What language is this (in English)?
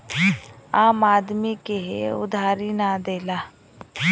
Bhojpuri